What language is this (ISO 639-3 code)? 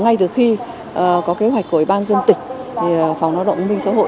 vie